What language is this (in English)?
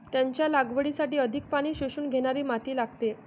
Marathi